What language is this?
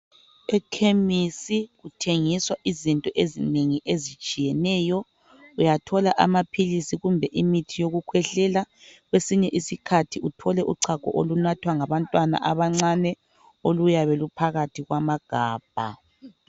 North Ndebele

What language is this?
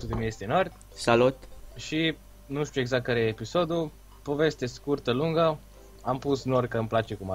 Romanian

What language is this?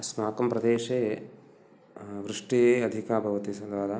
Sanskrit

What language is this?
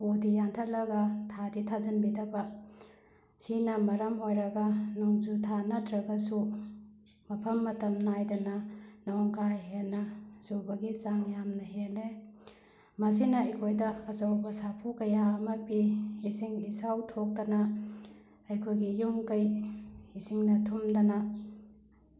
Manipuri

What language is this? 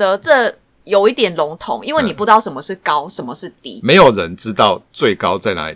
Chinese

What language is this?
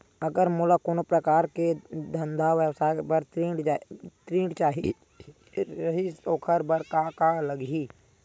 Chhattisgarhi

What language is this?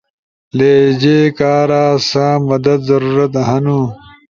Ushojo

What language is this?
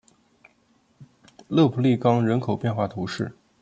Chinese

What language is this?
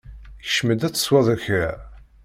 Kabyle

